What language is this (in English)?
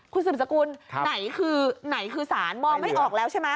Thai